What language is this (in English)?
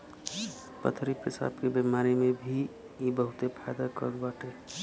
Bhojpuri